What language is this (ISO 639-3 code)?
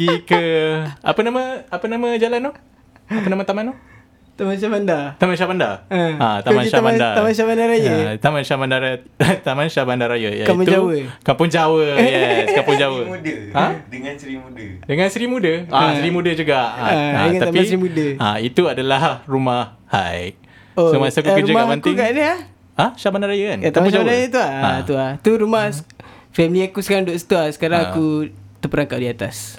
msa